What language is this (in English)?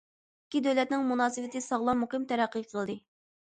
Uyghur